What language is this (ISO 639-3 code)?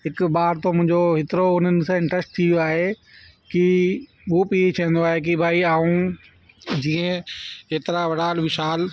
snd